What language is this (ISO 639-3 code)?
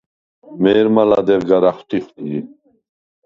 sva